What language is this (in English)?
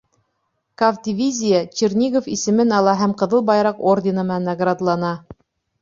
Bashkir